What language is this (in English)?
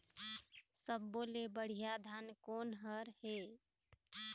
Chhattisgarhi